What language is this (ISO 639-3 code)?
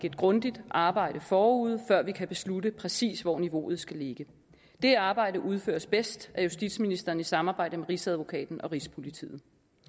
dan